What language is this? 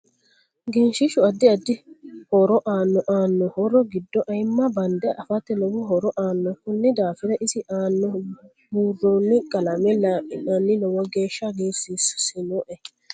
Sidamo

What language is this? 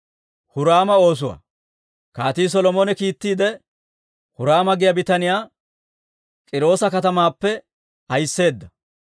Dawro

